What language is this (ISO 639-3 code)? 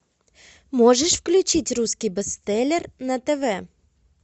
rus